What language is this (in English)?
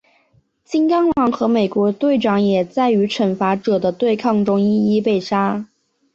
Chinese